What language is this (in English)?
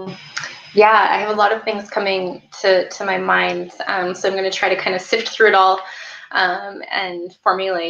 English